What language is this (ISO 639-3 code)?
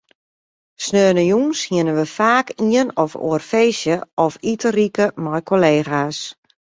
fry